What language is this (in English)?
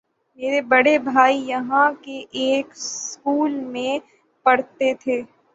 Urdu